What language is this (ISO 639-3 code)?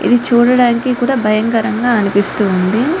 tel